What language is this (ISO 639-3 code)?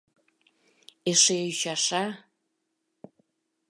chm